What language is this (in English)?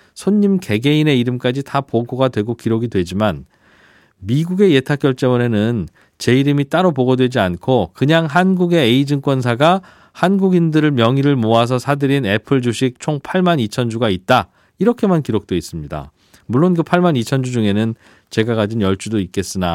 Korean